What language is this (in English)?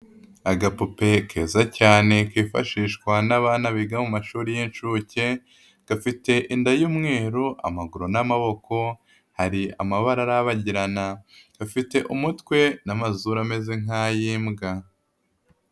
Kinyarwanda